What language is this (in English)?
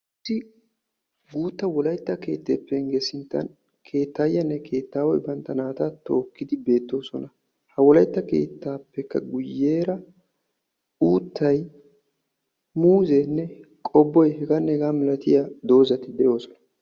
Wolaytta